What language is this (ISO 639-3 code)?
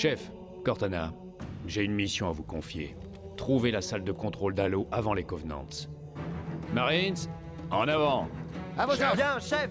fra